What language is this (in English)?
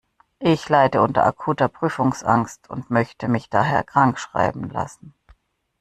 German